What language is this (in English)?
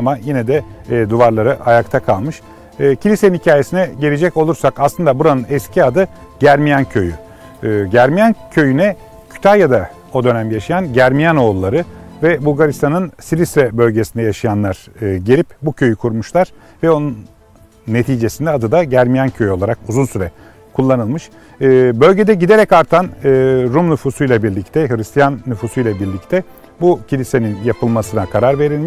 Turkish